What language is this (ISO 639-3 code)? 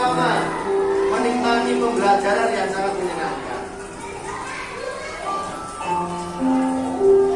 ind